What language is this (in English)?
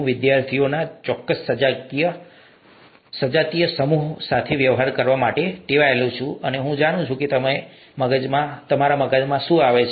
Gujarati